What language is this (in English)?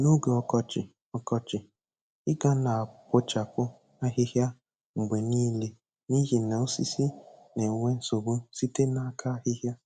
Igbo